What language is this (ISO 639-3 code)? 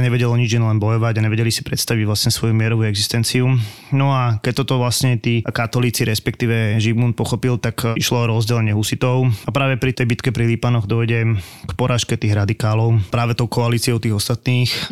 slk